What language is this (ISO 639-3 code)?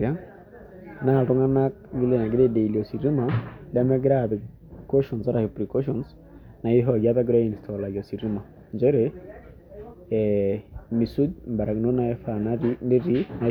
mas